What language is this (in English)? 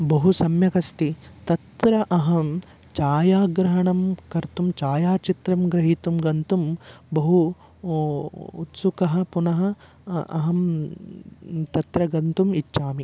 Sanskrit